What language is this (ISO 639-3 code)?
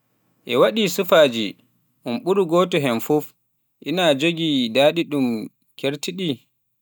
fuf